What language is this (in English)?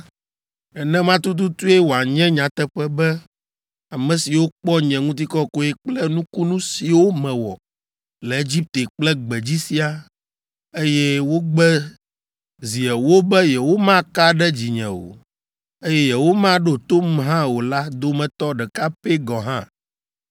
Ewe